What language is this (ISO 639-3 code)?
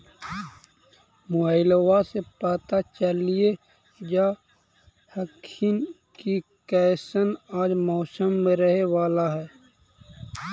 mag